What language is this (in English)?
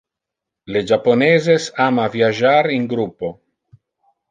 Interlingua